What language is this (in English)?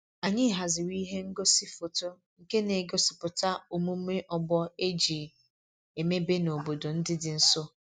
Igbo